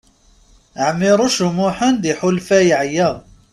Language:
Kabyle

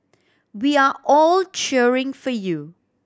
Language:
English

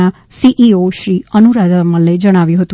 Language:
Gujarati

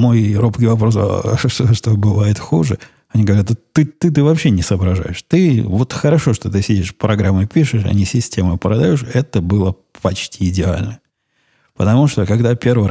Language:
Russian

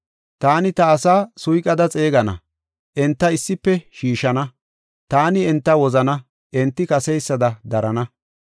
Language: Gofa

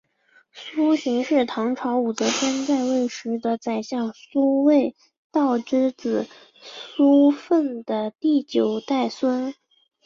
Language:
Chinese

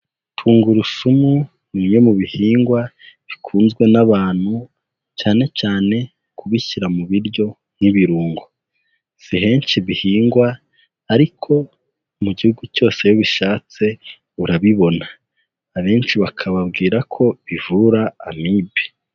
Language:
Kinyarwanda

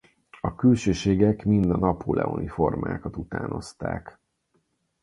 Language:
Hungarian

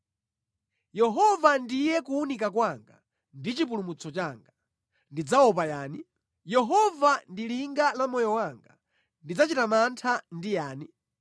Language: Nyanja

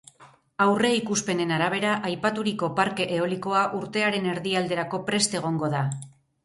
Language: Basque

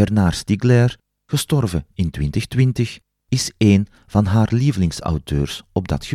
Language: Dutch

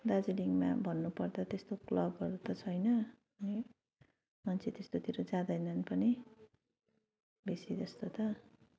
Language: Nepali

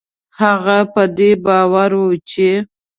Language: Pashto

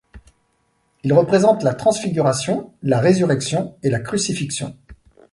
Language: French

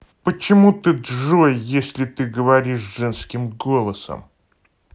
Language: Russian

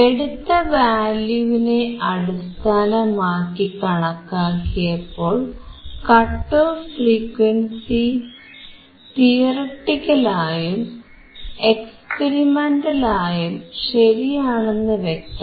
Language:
Malayalam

